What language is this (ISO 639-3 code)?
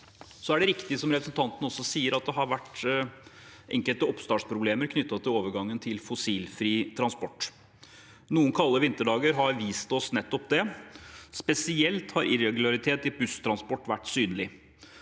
nor